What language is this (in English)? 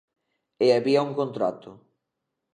Galician